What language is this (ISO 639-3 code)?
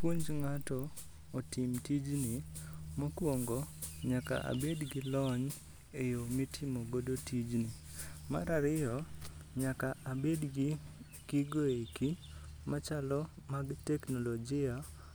luo